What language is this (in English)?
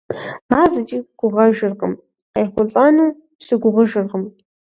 Kabardian